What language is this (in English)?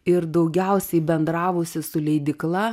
Lithuanian